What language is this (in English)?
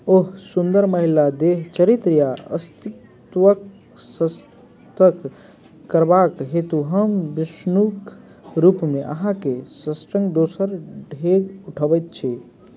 Maithili